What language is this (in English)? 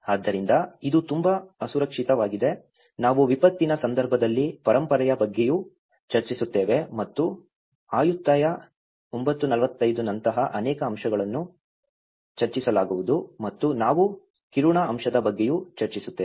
Kannada